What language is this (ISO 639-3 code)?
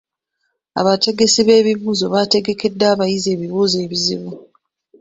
lug